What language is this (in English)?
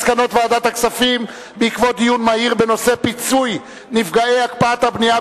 Hebrew